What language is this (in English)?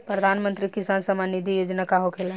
Bhojpuri